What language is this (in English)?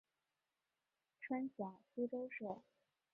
Chinese